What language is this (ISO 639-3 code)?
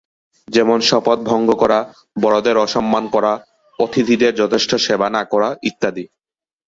ben